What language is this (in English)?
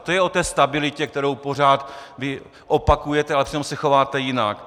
Czech